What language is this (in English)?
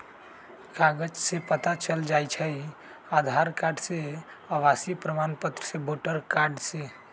Magahi